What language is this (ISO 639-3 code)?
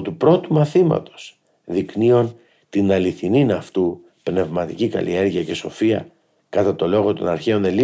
ell